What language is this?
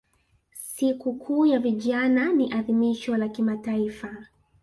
Swahili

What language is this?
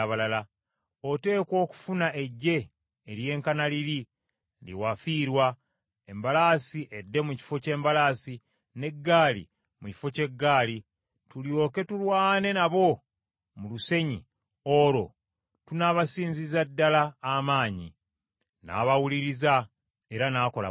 Ganda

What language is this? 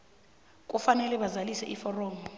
South Ndebele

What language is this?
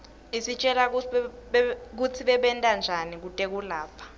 Swati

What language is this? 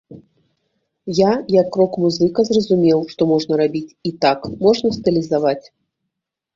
Belarusian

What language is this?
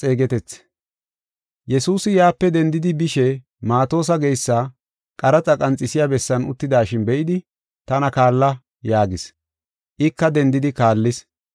Gofa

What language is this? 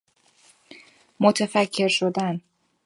Persian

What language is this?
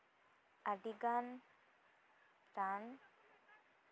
Santali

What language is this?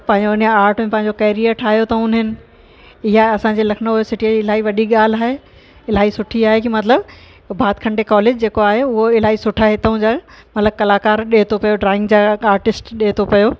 Sindhi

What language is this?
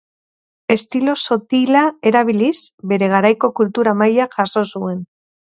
Basque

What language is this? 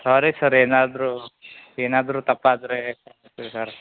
Kannada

